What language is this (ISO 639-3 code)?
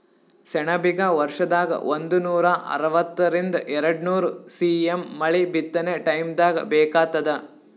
kan